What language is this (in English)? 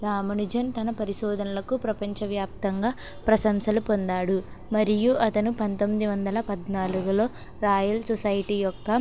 Telugu